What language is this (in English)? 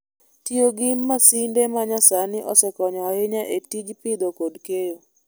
Luo (Kenya and Tanzania)